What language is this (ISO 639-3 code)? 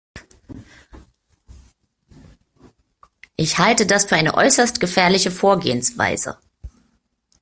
deu